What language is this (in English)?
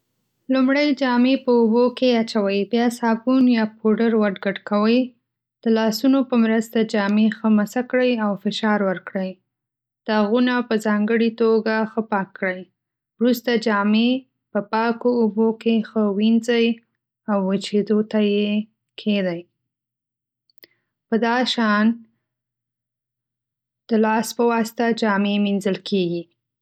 Pashto